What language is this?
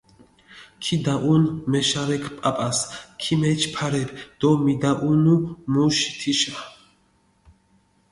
Mingrelian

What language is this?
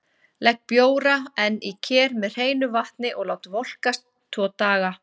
Icelandic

